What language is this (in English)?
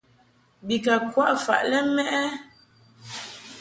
Mungaka